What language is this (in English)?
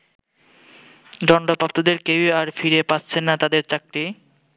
Bangla